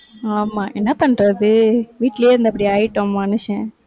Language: Tamil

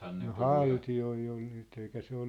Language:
Finnish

